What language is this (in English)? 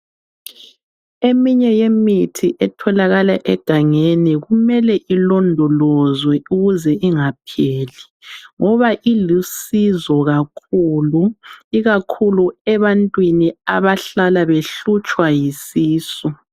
North Ndebele